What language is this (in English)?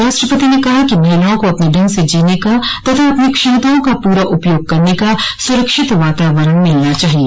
Hindi